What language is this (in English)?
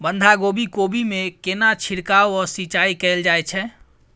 Maithili